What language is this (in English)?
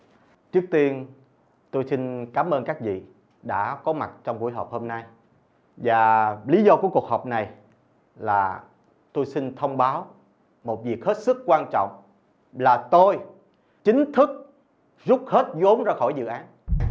Vietnamese